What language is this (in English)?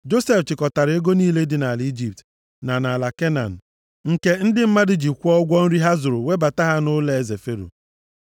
Igbo